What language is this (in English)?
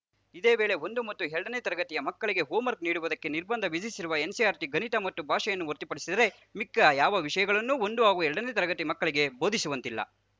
Kannada